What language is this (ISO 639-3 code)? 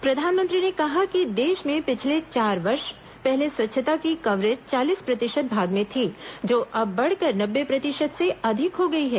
hin